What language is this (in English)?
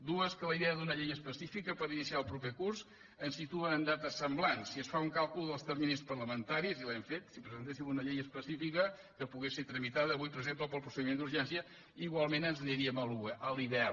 Catalan